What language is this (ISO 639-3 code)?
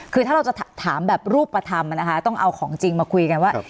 tha